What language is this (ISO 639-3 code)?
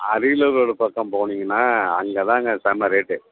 tam